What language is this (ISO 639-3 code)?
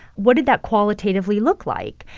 eng